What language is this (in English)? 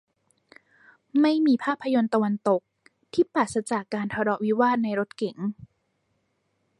Thai